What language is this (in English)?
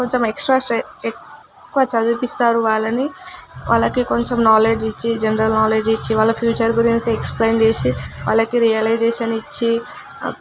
Telugu